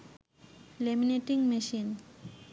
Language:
Bangla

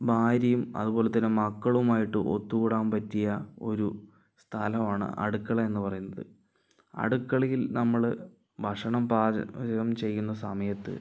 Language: Malayalam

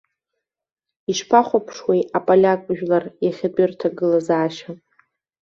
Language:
Abkhazian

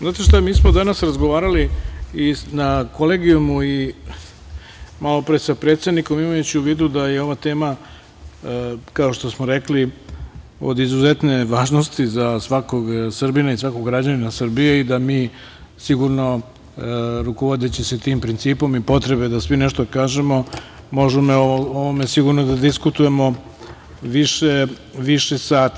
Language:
Serbian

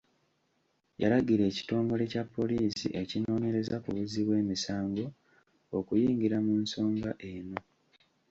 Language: Ganda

